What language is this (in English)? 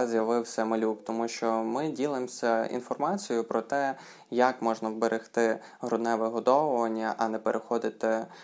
Ukrainian